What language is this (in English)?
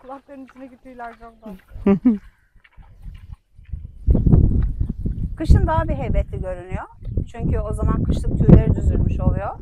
Turkish